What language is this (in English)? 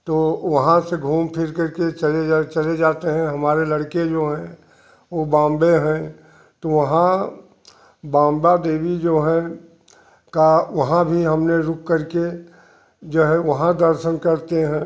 Hindi